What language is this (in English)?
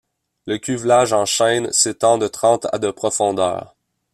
French